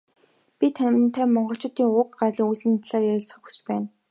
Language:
Mongolian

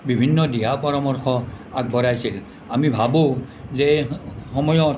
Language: Assamese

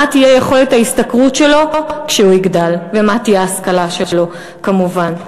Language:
Hebrew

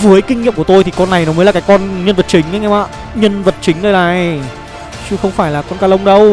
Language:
Vietnamese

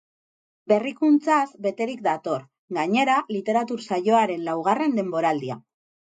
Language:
Basque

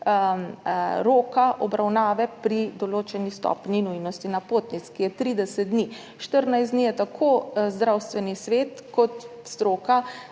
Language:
Slovenian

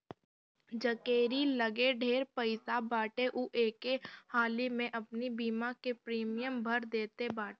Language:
Bhojpuri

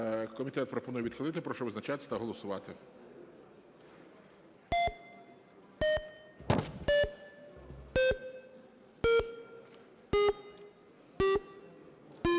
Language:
Ukrainian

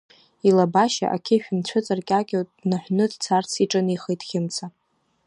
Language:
Abkhazian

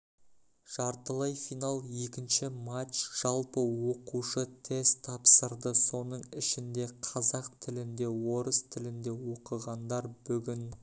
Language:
Kazakh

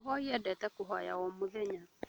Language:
Kikuyu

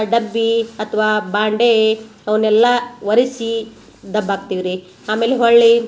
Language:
Kannada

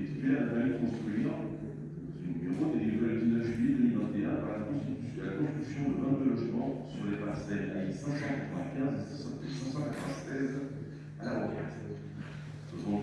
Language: French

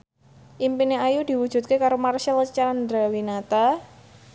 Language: Javanese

